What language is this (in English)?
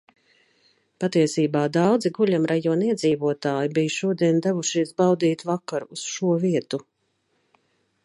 Latvian